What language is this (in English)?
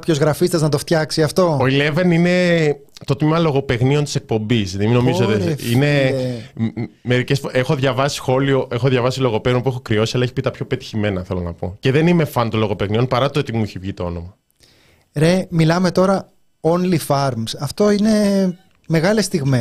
Greek